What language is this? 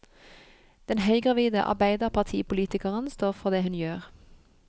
Norwegian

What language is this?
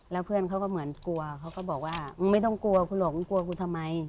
Thai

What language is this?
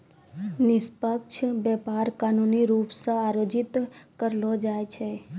Maithili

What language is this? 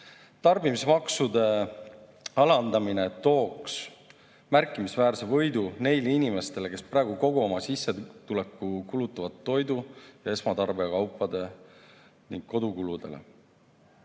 Estonian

